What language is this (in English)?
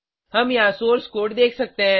Hindi